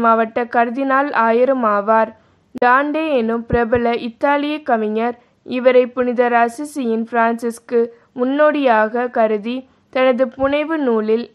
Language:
Korean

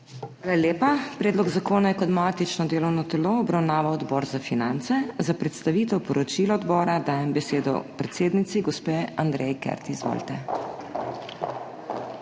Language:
Slovenian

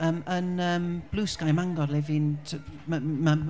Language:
Welsh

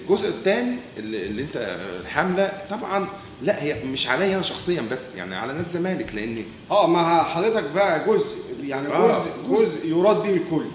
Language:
Arabic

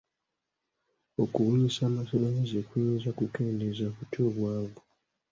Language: Ganda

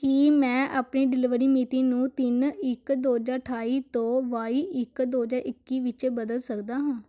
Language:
Punjabi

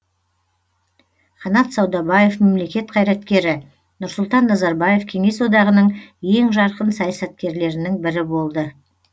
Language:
Kazakh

